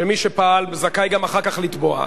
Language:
Hebrew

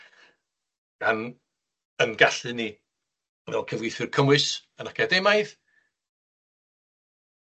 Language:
Welsh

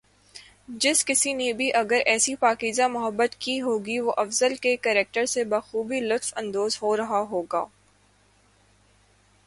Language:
Urdu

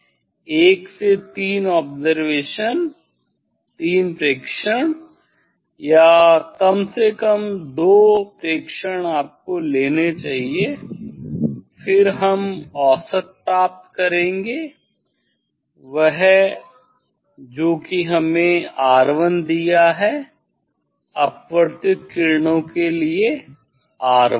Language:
Hindi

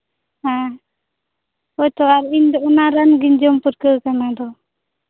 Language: Santali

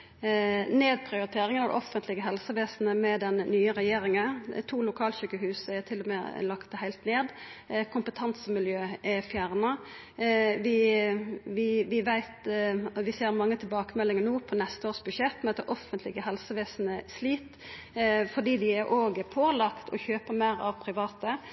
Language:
Norwegian Nynorsk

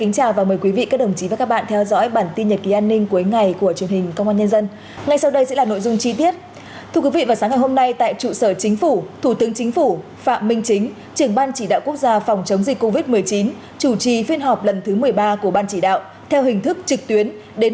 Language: Vietnamese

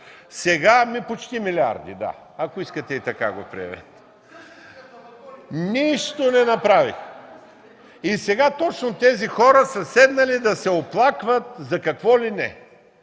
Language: Bulgarian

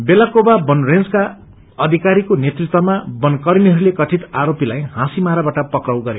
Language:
Nepali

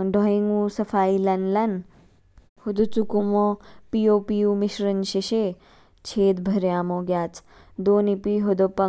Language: Kinnauri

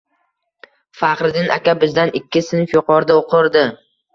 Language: Uzbek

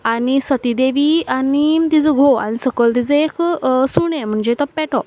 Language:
Konkani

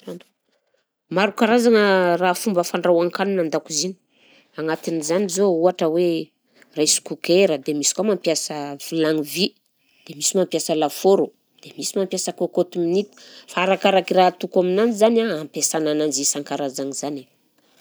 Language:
Southern Betsimisaraka Malagasy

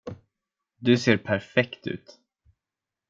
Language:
Swedish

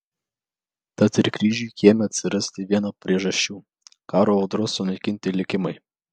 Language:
Lithuanian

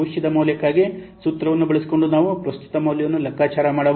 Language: Kannada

